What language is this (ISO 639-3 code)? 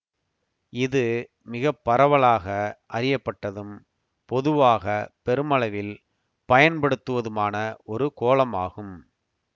tam